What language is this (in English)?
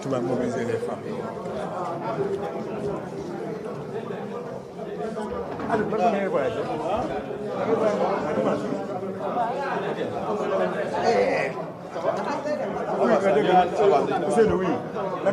French